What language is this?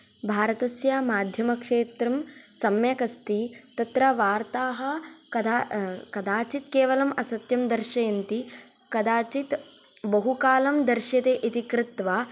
Sanskrit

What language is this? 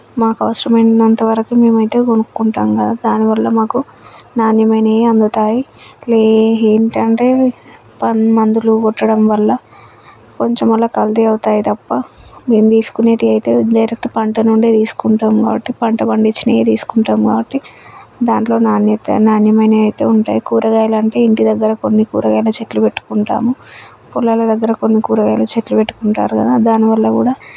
Telugu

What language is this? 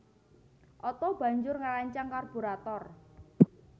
Javanese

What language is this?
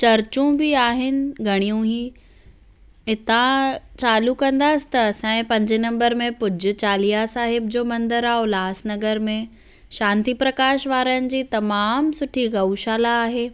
Sindhi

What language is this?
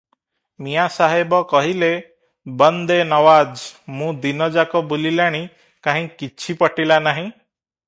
Odia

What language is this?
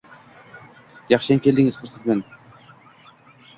Uzbek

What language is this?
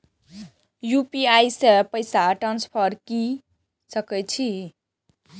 Maithili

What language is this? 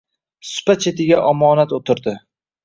Uzbek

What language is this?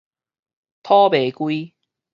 Min Nan Chinese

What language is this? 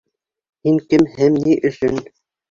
Bashkir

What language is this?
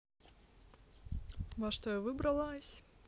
Russian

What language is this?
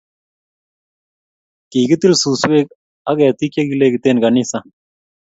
Kalenjin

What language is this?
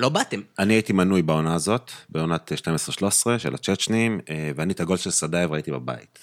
Hebrew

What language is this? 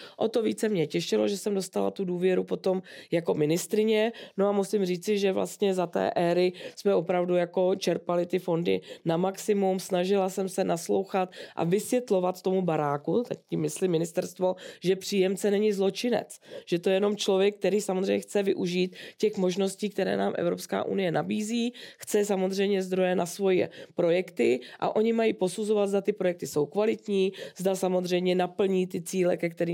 Czech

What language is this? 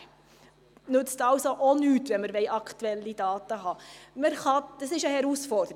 Swiss German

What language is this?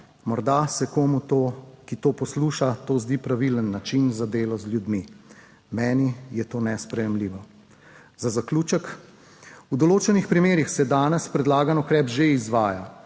Slovenian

